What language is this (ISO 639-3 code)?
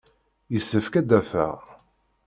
kab